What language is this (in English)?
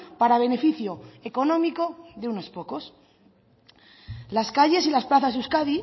Spanish